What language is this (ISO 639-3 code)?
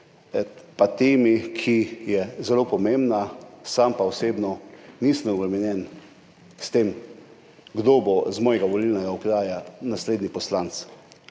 slv